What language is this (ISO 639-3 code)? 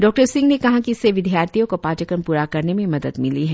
hin